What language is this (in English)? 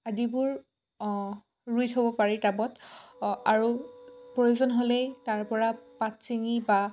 Assamese